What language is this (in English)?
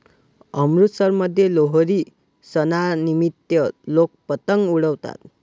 Marathi